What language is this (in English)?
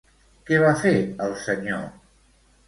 Catalan